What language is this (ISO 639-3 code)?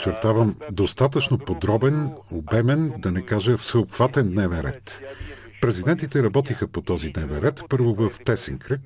bul